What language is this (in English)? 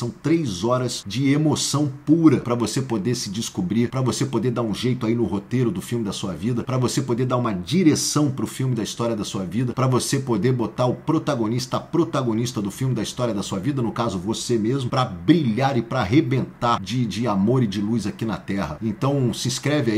Portuguese